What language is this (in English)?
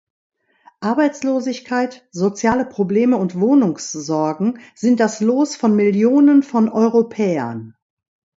German